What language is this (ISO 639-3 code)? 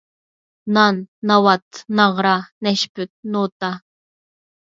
uig